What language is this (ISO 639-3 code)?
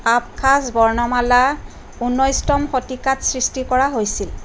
asm